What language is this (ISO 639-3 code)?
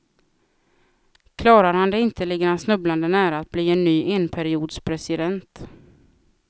swe